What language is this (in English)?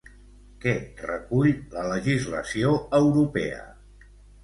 Catalan